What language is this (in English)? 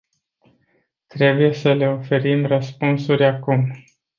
Romanian